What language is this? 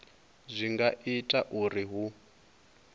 Venda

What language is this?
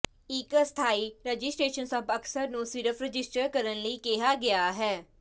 Punjabi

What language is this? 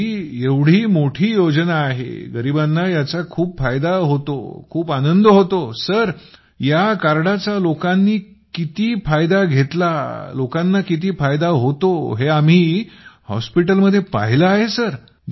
Marathi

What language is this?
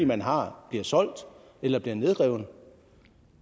Danish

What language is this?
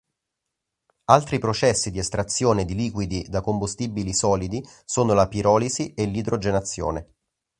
Italian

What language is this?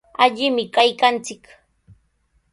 Sihuas Ancash Quechua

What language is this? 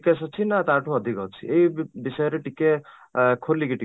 Odia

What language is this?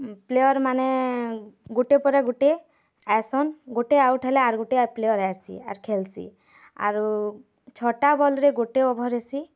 Odia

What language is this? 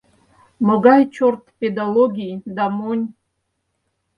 Mari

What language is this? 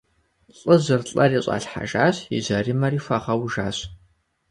Kabardian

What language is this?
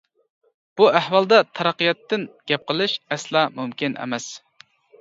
Uyghur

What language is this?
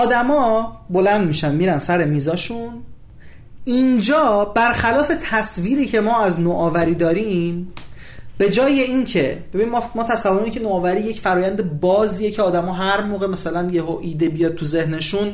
Persian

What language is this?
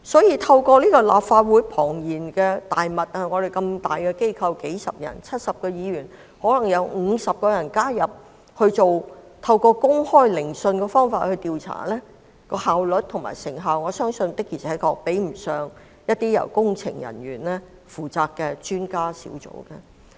Cantonese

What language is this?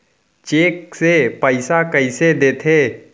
Chhattisgarhi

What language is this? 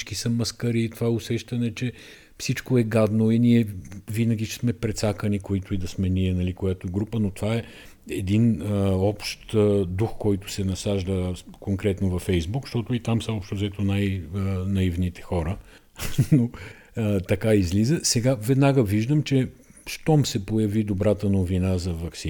Bulgarian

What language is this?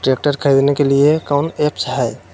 Magahi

